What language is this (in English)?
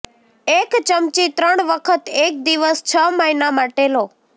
Gujarati